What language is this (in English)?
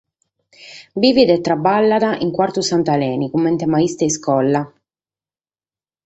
Sardinian